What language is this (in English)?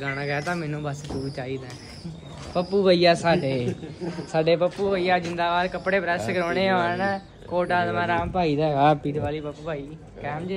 Hindi